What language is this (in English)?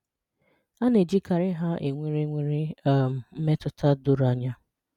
Igbo